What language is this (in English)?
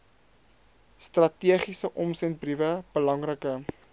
Afrikaans